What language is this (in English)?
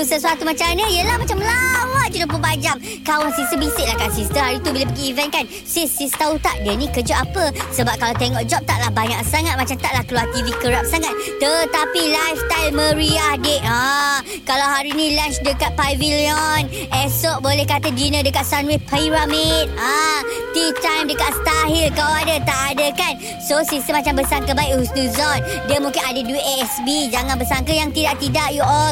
Malay